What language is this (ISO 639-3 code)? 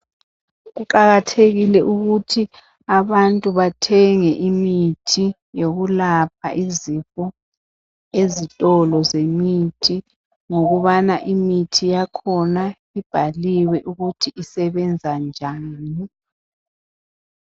nde